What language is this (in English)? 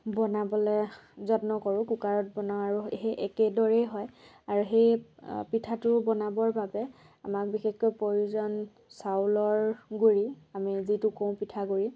Assamese